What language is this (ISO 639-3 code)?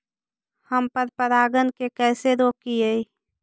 mag